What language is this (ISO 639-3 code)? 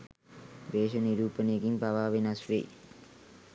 sin